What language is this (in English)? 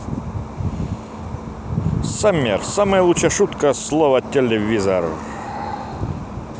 Russian